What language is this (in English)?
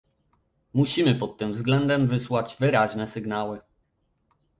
Polish